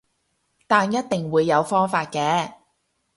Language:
Cantonese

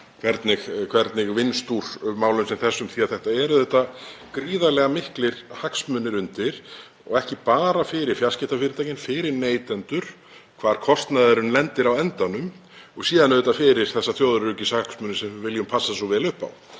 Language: Icelandic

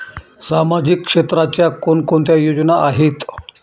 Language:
Marathi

